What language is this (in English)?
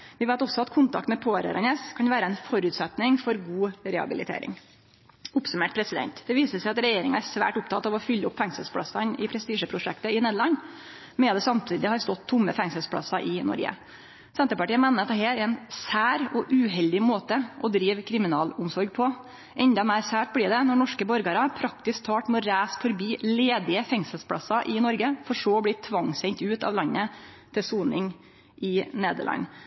Norwegian Nynorsk